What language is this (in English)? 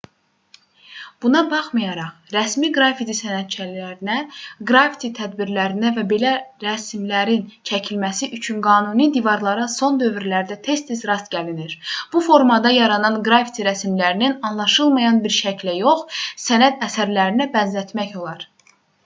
Azerbaijani